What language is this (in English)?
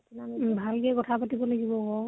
Assamese